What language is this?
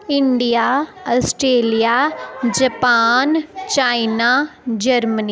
Dogri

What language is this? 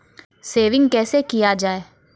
Maithili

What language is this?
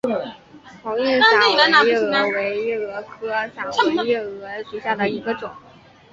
Chinese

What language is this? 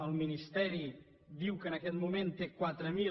Catalan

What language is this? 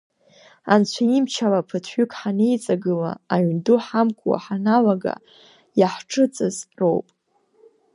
Abkhazian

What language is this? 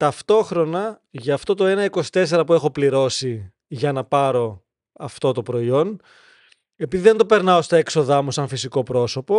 Greek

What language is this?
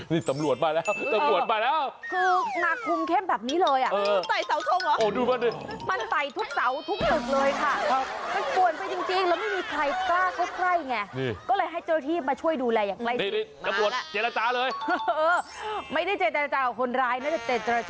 Thai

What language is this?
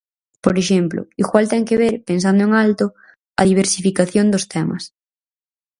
Galician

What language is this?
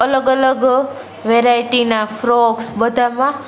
Gujarati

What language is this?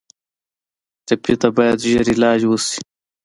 Pashto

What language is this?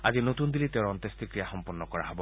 Assamese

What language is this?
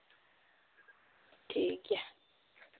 Santali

